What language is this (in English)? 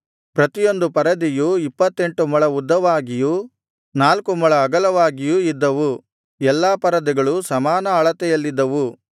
Kannada